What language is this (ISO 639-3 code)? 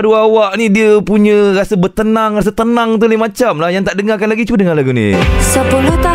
msa